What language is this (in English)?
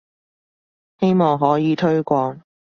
Cantonese